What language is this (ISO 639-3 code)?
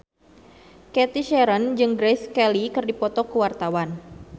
sun